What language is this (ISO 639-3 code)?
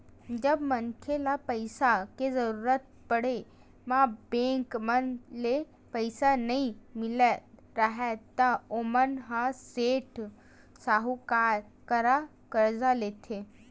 hne